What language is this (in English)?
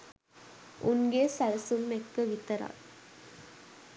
Sinhala